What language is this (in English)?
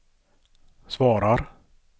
Swedish